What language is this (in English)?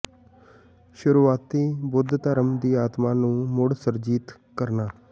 Punjabi